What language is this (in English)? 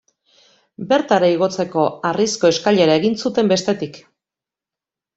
Basque